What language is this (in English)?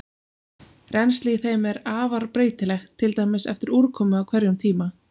Icelandic